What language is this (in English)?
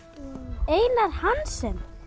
Icelandic